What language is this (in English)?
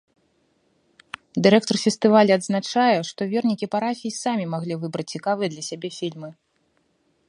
Belarusian